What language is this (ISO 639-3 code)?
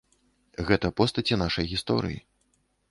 bel